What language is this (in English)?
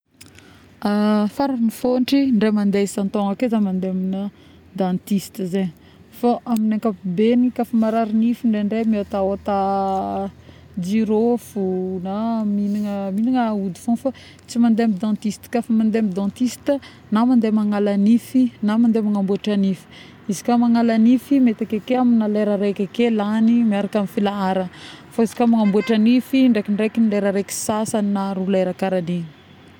Northern Betsimisaraka Malagasy